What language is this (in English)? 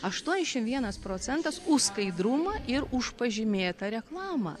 Lithuanian